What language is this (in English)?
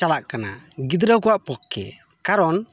Santali